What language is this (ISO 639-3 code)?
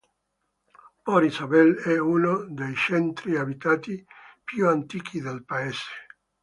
ita